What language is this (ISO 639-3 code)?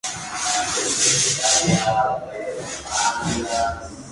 spa